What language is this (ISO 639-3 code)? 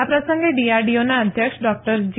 guj